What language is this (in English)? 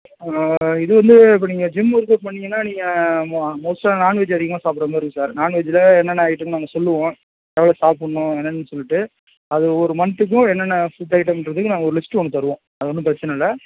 Tamil